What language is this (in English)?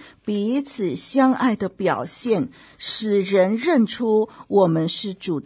Chinese